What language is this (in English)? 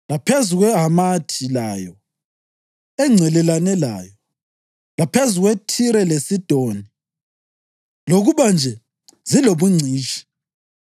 North Ndebele